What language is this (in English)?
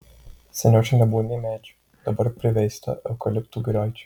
Lithuanian